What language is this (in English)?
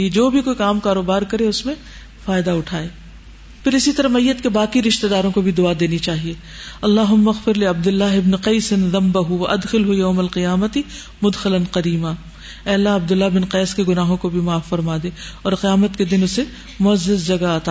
Urdu